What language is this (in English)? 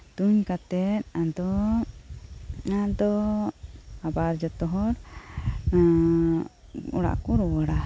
Santali